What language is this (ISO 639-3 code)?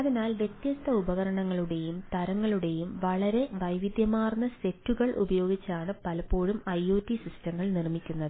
mal